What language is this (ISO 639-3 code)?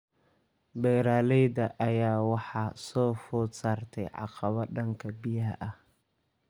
som